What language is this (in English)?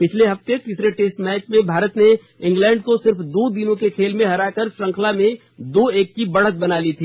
Hindi